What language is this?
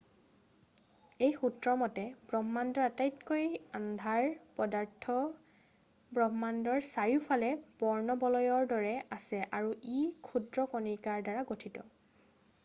Assamese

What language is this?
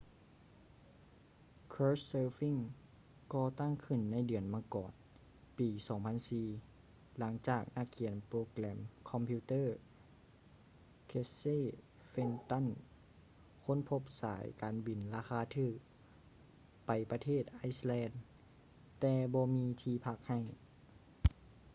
Lao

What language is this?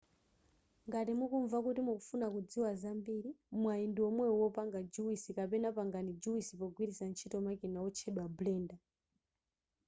Nyanja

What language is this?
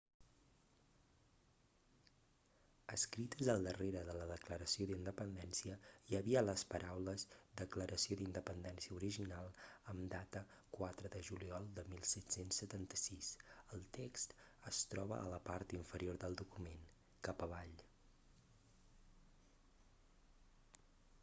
Catalan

